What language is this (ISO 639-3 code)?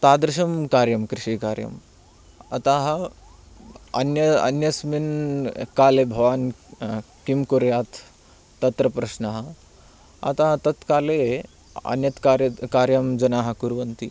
san